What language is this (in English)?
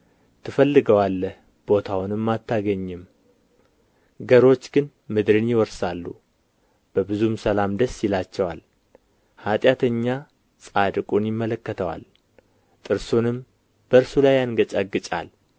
Amharic